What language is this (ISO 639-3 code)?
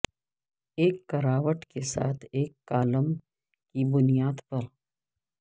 urd